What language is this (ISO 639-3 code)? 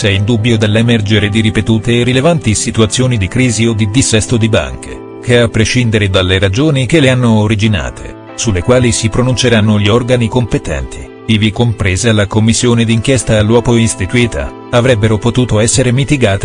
ita